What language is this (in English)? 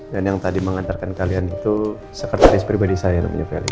Indonesian